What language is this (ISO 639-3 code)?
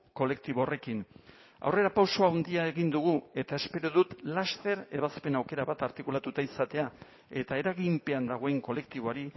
eus